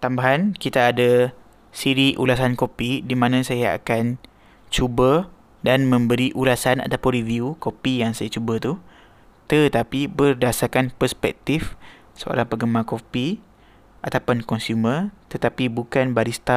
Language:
Malay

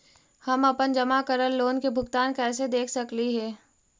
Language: Magahi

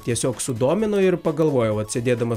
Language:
Lithuanian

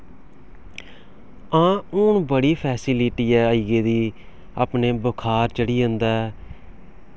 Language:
Dogri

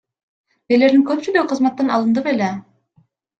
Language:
Kyrgyz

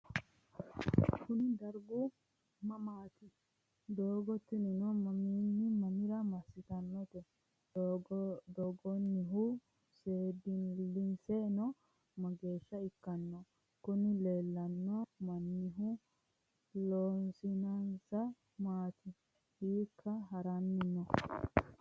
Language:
Sidamo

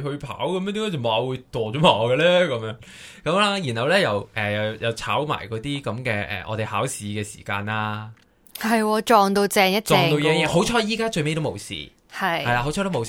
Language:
Chinese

